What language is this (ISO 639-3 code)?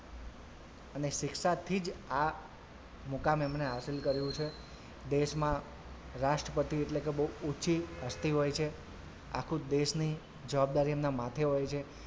guj